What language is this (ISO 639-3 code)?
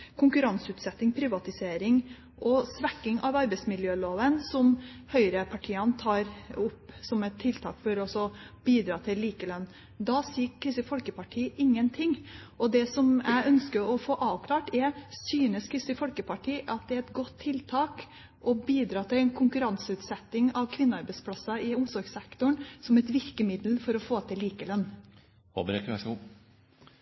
nob